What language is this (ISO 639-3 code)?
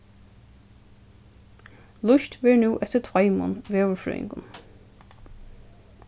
fao